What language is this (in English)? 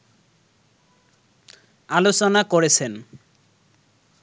Bangla